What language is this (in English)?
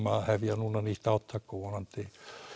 Icelandic